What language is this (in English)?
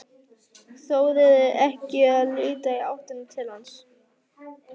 Icelandic